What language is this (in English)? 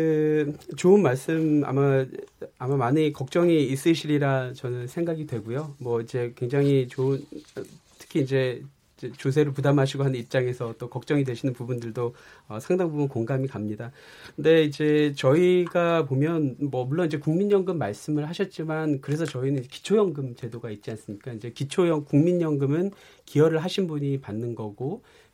Korean